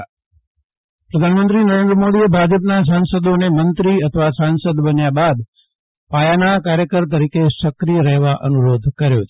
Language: Gujarati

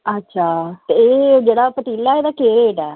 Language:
Dogri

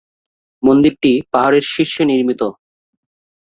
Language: Bangla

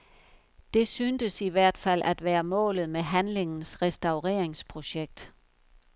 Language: Danish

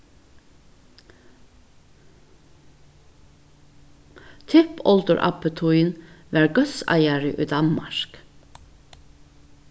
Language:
Faroese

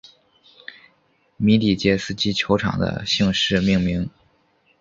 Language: Chinese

